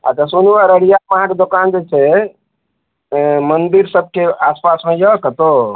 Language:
Maithili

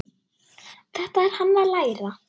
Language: Icelandic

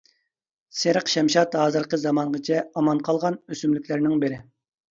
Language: Uyghur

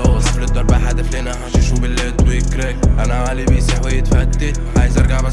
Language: Arabic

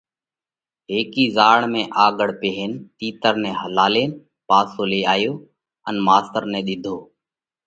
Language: Parkari Koli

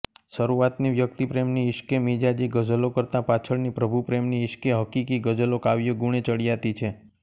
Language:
Gujarati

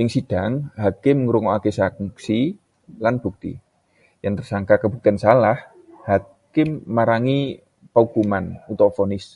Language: Javanese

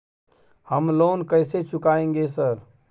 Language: Maithili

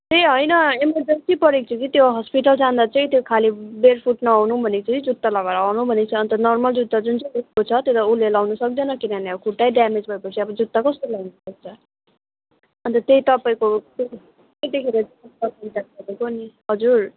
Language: Nepali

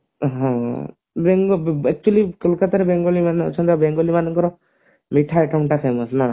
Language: Odia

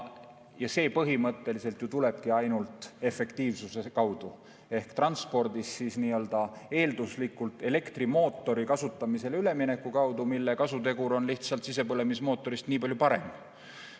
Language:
Estonian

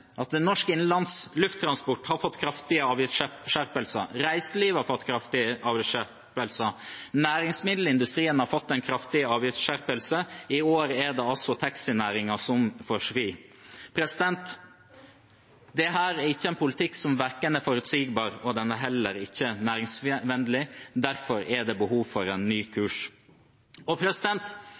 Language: Norwegian Bokmål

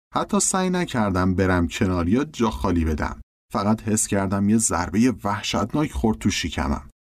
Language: Persian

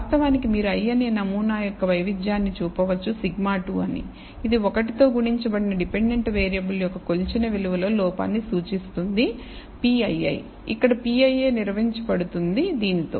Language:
Telugu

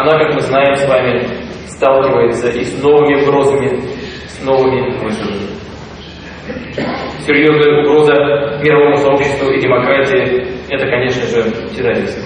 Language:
Russian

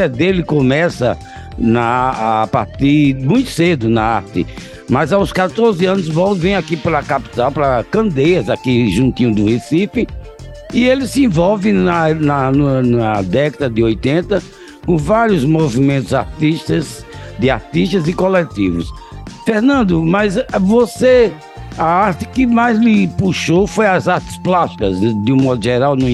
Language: Portuguese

